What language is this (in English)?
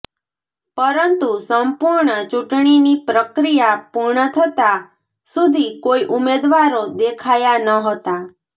Gujarati